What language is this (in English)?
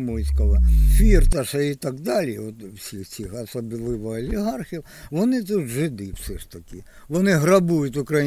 Ukrainian